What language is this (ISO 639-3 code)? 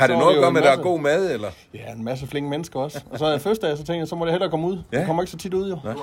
dan